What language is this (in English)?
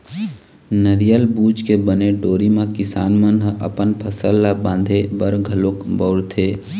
Chhattisgarhi